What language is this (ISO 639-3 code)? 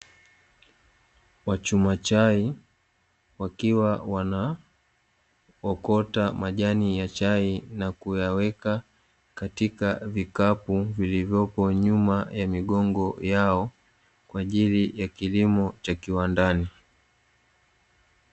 swa